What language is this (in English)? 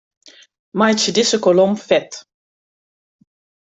Western Frisian